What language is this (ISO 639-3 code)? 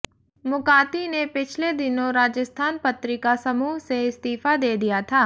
hin